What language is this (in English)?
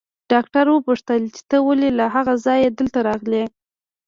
Pashto